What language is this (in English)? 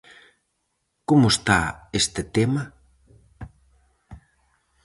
Galician